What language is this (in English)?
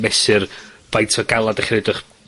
Welsh